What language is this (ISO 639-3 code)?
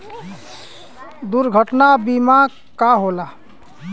bho